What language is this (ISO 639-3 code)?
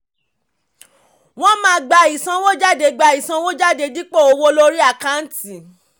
yor